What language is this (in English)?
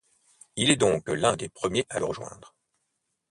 French